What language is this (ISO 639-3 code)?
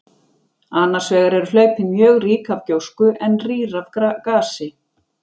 isl